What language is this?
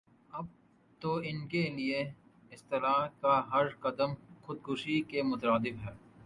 Urdu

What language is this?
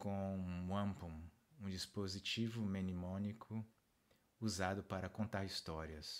Portuguese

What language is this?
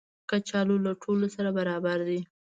Pashto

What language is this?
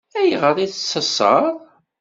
Kabyle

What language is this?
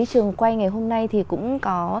Vietnamese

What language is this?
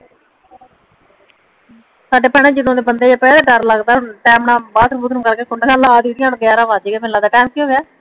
Punjabi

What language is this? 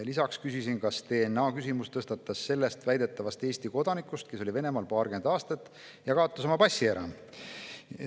Estonian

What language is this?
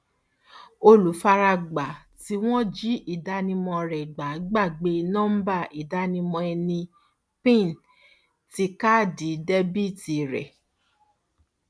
Yoruba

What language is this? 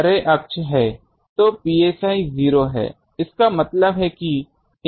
Hindi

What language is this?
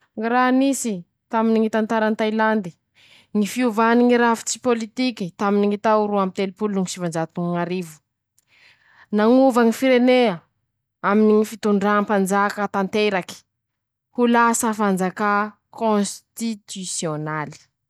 Masikoro Malagasy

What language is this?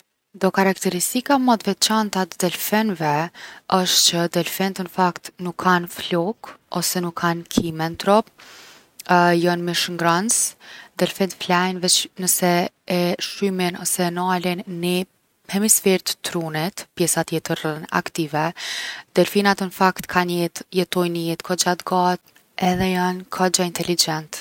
Gheg Albanian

